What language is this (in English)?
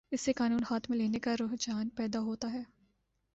Urdu